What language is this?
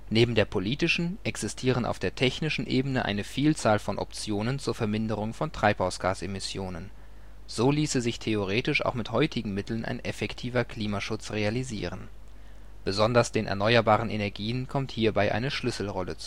German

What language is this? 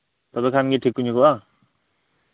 Santali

